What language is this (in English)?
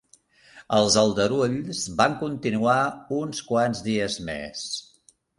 Catalan